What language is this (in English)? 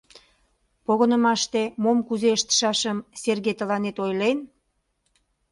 Mari